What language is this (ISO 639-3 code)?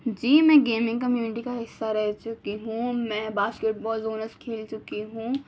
urd